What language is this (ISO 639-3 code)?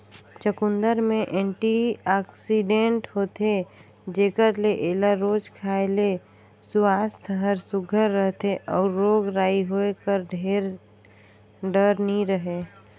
hne